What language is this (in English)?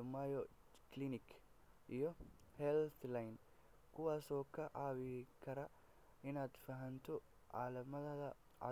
Somali